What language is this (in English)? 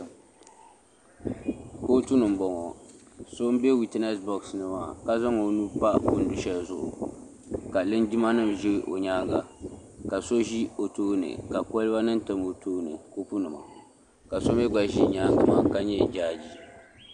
Dagbani